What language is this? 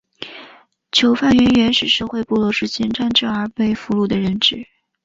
Chinese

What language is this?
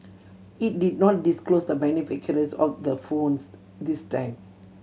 English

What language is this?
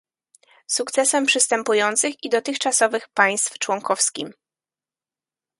Polish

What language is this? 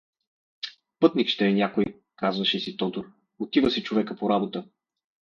Bulgarian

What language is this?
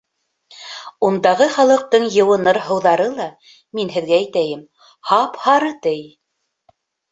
Bashkir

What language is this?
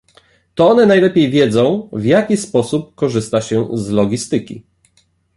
Polish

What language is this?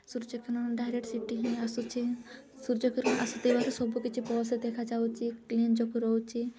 Odia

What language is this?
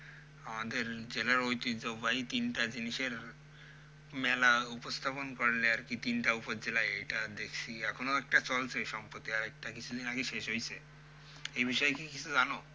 Bangla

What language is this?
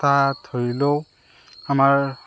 Assamese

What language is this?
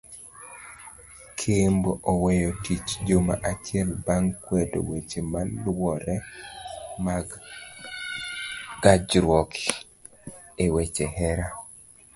Luo (Kenya and Tanzania)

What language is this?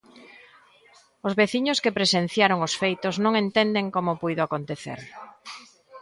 Galician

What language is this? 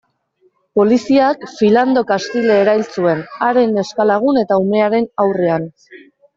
Basque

